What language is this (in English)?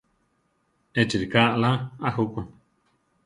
Central Tarahumara